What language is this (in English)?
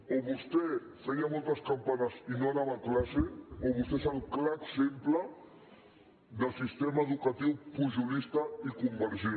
Catalan